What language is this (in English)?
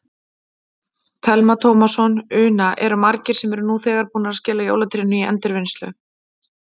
Icelandic